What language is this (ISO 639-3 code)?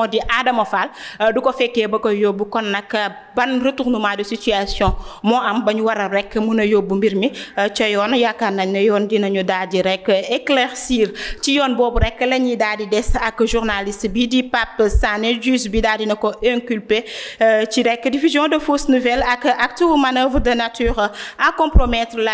fra